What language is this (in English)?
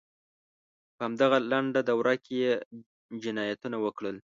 Pashto